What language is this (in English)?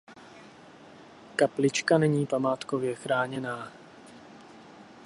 Czech